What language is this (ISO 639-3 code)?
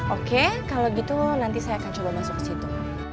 ind